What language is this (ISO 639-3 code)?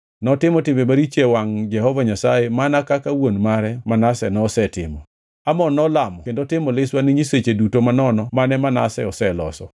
luo